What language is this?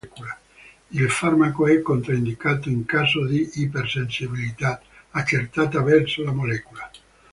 Italian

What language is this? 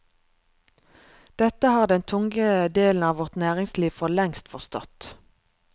Norwegian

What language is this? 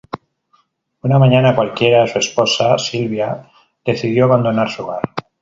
Spanish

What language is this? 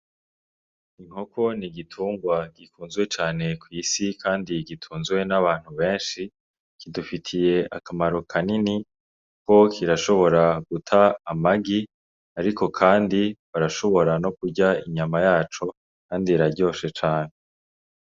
Rundi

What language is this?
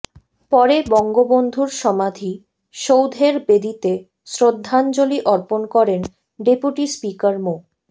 Bangla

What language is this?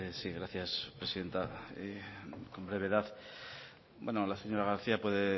Spanish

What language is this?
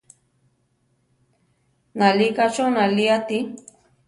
Central Tarahumara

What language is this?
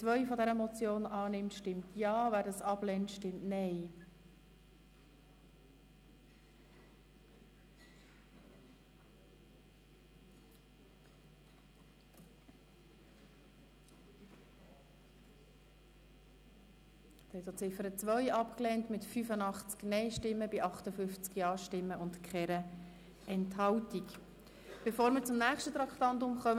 Swiss German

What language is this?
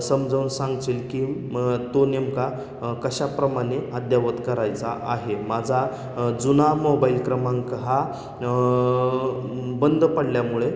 Marathi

